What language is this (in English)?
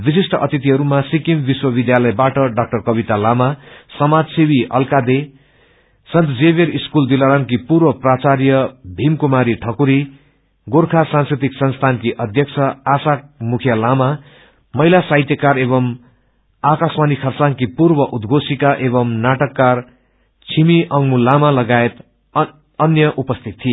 Nepali